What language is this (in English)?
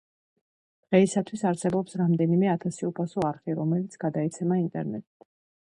Georgian